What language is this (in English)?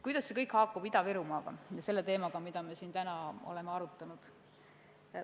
Estonian